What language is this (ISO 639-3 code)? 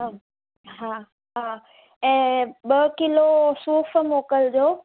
snd